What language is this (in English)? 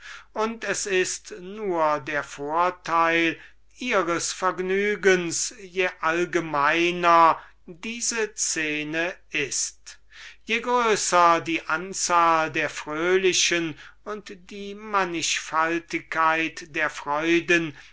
German